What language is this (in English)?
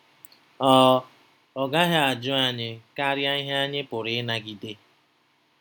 Igbo